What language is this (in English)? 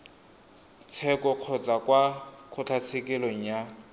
Tswana